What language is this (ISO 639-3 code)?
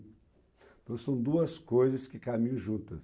por